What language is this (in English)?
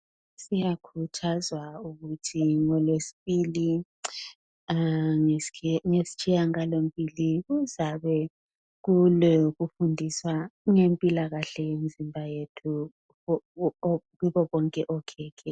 North Ndebele